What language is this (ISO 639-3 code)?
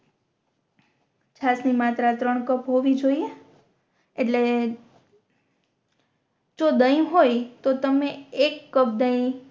guj